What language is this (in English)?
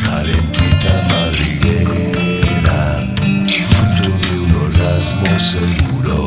Italian